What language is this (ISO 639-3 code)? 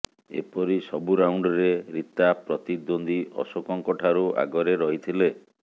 ori